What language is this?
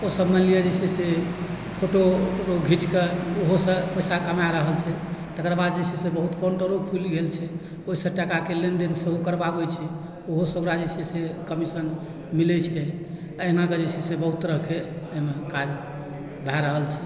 Maithili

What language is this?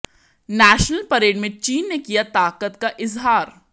Hindi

